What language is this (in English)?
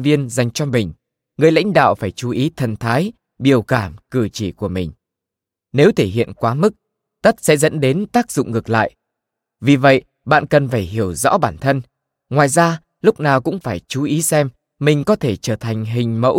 Vietnamese